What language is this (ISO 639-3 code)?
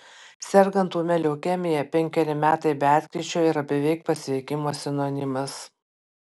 lit